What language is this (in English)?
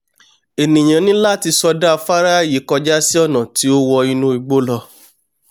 Yoruba